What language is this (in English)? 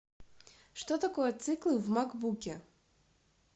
Russian